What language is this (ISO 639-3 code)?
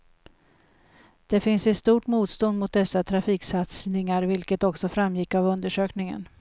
swe